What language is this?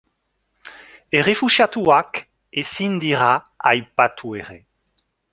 Basque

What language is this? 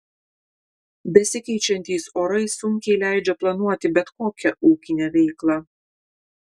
Lithuanian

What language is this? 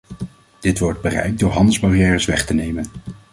Dutch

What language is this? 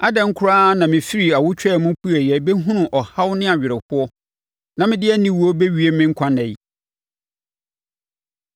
Akan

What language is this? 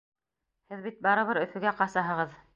Bashkir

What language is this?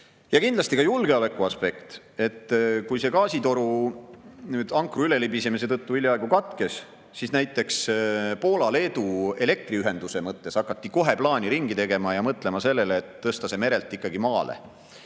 Estonian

